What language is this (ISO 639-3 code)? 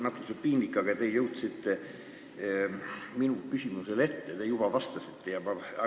est